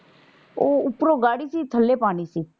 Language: Punjabi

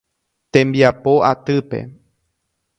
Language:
Guarani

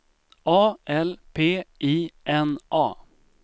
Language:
Swedish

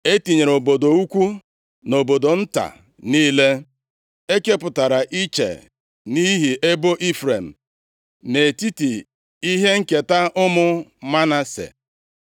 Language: Igbo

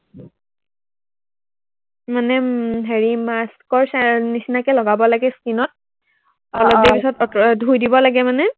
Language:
Assamese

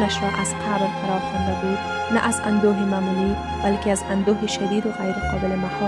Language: Persian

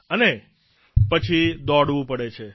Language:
Gujarati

